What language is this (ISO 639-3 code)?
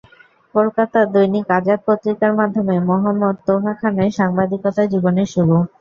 ben